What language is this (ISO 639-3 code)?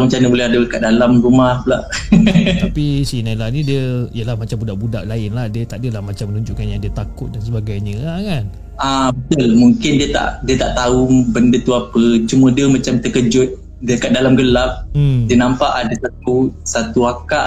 msa